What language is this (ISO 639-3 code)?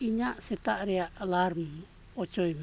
sat